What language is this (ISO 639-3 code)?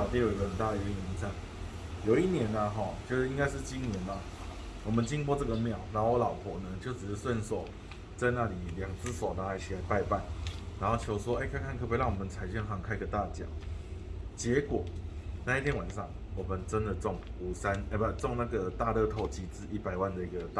zho